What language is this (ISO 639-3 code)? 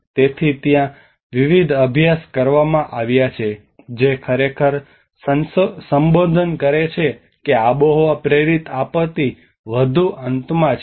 guj